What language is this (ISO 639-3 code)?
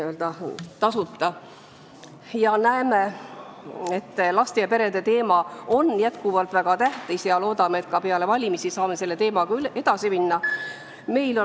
est